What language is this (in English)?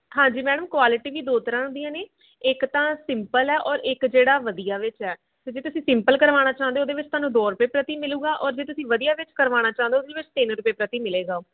Punjabi